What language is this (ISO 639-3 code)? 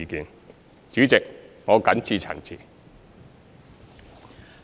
yue